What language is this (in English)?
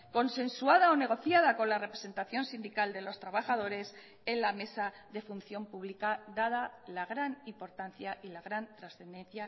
Spanish